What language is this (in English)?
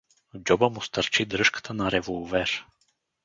Bulgarian